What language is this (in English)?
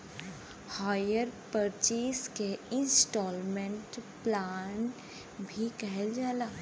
Bhojpuri